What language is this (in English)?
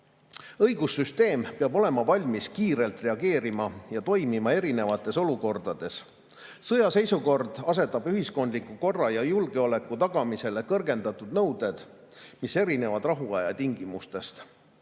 Estonian